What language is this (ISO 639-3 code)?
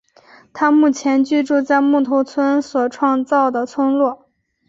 zho